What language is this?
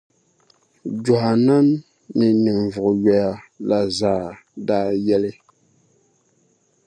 Dagbani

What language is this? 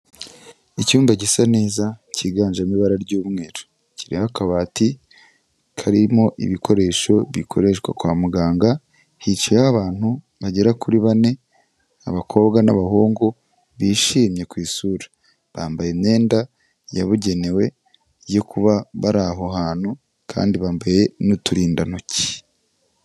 Kinyarwanda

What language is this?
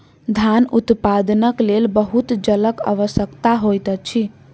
Maithili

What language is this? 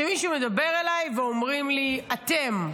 Hebrew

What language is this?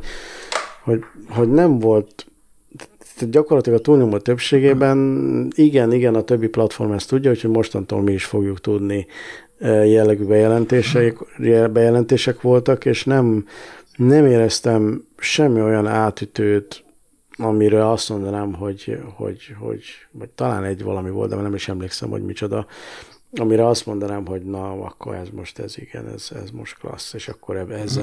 Hungarian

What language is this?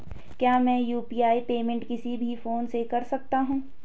Hindi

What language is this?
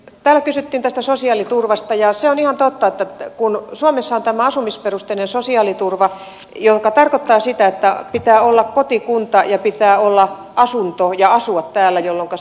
Finnish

